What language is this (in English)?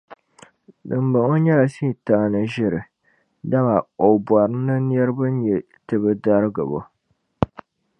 Dagbani